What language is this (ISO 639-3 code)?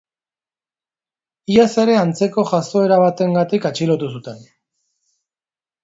eus